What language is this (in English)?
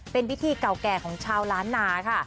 Thai